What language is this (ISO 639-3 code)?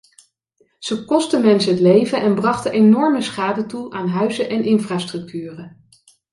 nld